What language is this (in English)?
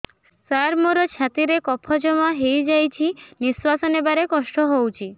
Odia